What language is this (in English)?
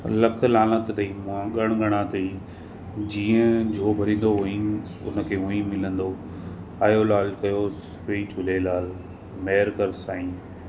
Sindhi